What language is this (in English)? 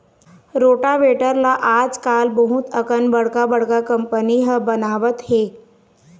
Chhattisgarhi